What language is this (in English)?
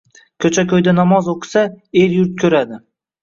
Uzbek